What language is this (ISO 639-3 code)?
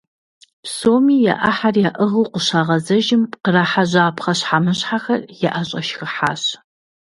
kbd